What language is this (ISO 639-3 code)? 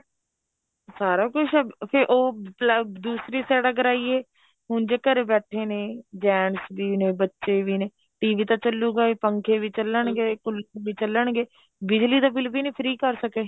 pan